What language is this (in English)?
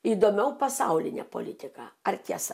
Lithuanian